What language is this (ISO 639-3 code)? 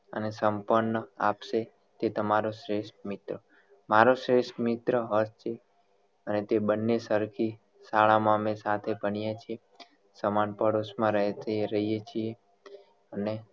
guj